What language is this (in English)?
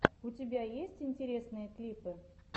Russian